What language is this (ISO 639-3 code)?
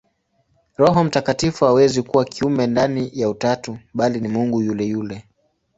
swa